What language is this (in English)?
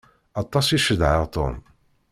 Kabyle